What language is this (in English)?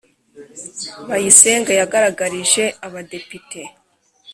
Kinyarwanda